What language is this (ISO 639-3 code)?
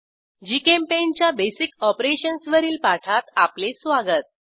mar